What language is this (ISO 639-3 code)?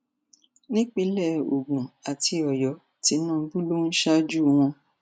yor